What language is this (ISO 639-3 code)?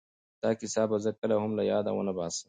pus